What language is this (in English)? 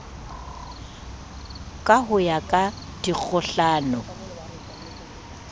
Southern Sotho